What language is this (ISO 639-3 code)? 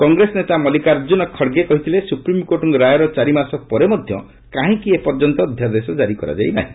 ori